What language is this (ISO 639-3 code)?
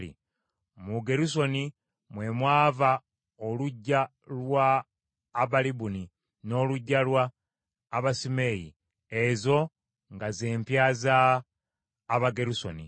lug